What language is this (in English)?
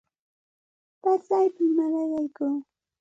Santa Ana de Tusi Pasco Quechua